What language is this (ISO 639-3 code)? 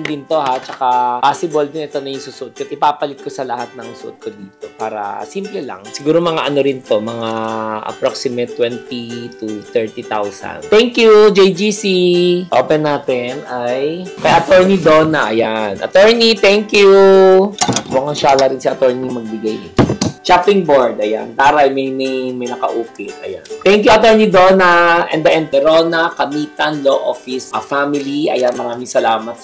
fil